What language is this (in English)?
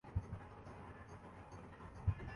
Urdu